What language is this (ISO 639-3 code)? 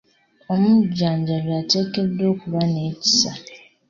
lug